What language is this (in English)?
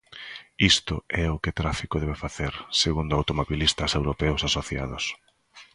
Galician